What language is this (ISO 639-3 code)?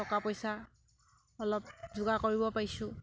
asm